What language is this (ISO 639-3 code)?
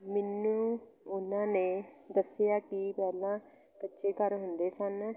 pan